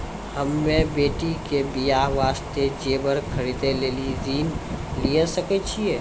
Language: Maithili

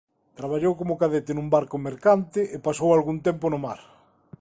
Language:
Galician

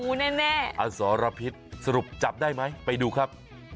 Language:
Thai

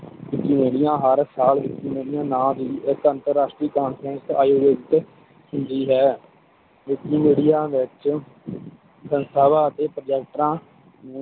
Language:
Punjabi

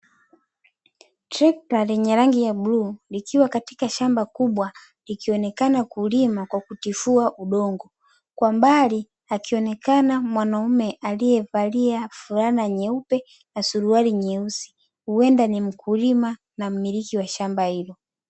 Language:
Swahili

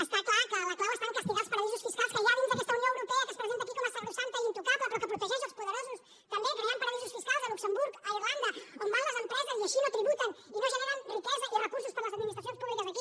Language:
Catalan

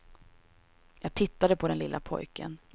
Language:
Swedish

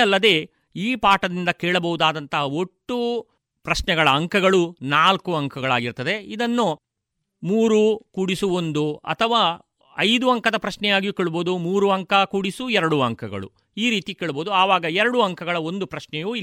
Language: Kannada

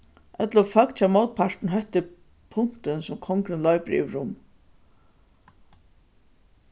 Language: Faroese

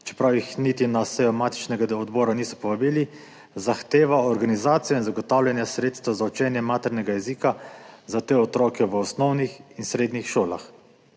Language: Slovenian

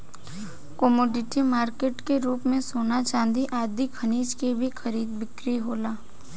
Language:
Bhojpuri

